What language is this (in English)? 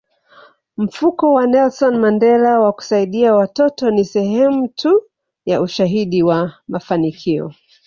Swahili